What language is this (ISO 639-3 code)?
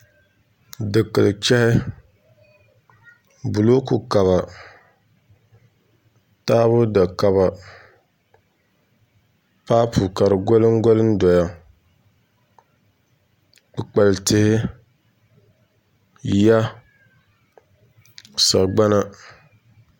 dag